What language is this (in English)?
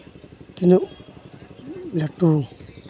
Santali